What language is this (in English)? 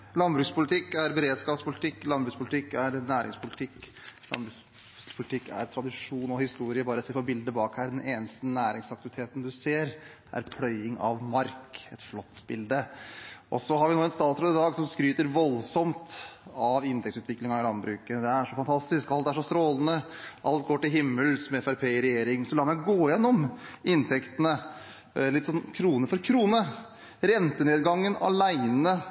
Norwegian Bokmål